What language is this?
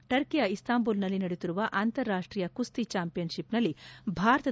Kannada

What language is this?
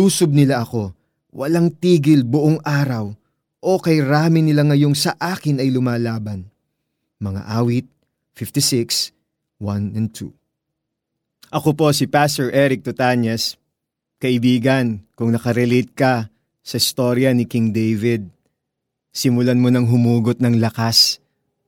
Filipino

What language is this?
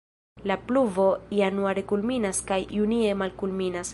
Esperanto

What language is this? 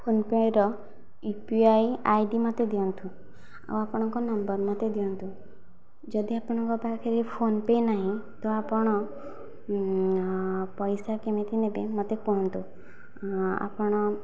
Odia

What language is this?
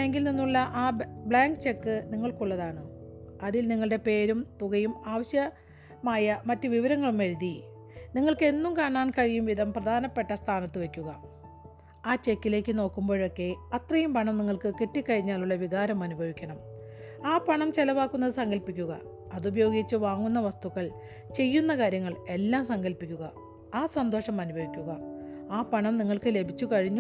Malayalam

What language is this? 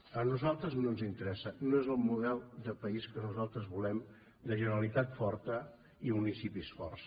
Catalan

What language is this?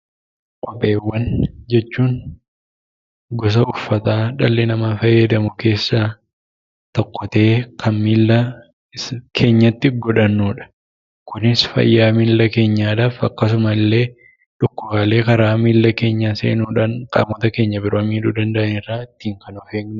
Oromo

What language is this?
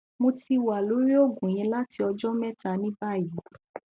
Yoruba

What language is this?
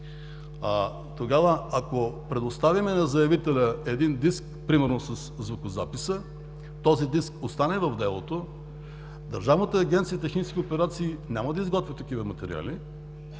Bulgarian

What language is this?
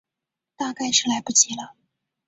Chinese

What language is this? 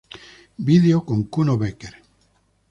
Spanish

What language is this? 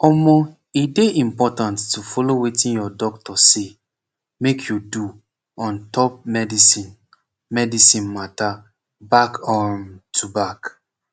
Nigerian Pidgin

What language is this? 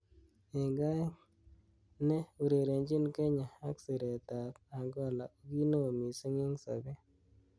Kalenjin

